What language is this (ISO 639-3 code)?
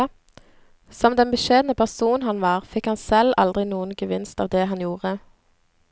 nor